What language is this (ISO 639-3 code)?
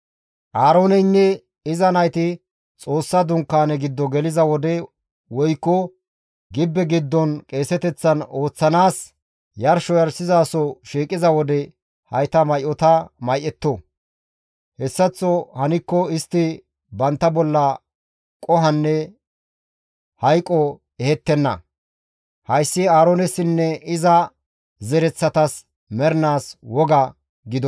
gmv